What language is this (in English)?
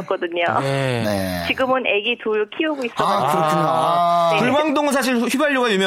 Korean